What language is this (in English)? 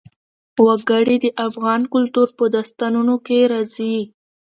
Pashto